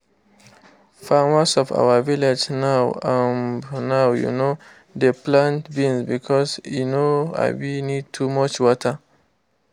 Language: Nigerian Pidgin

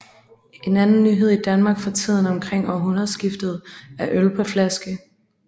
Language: Danish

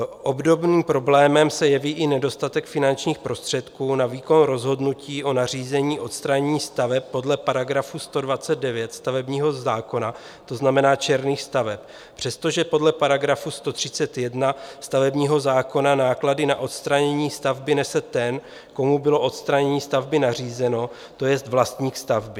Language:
Czech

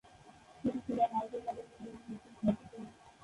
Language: Bangla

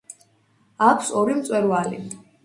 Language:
Georgian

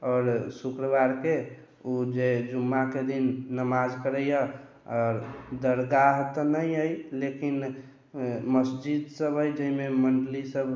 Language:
Maithili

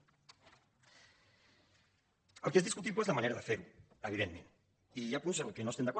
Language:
Catalan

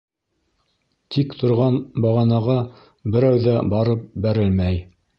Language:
Bashkir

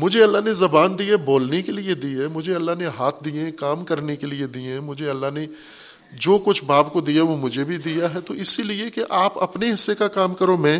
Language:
Urdu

